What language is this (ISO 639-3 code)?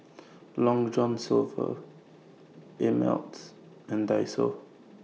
eng